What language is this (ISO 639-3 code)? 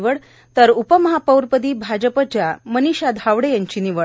mar